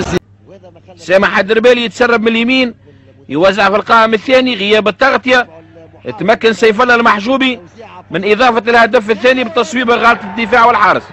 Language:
Arabic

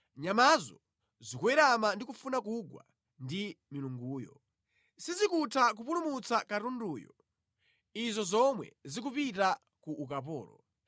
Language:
Nyanja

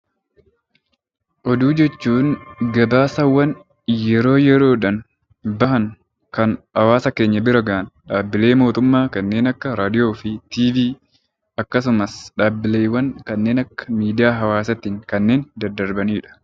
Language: Oromo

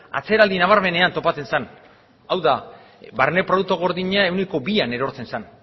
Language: Basque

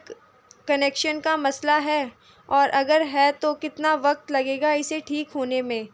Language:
Urdu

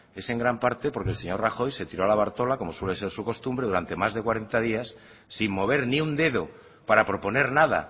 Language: Spanish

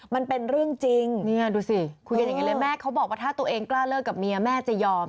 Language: Thai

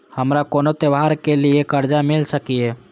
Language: Maithili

